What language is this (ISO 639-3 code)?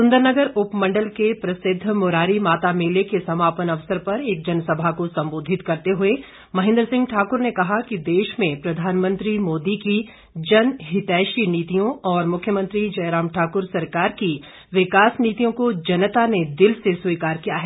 hin